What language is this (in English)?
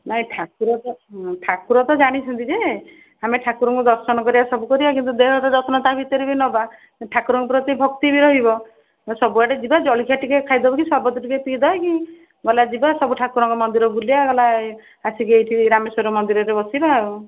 Odia